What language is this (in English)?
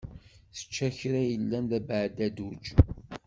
Kabyle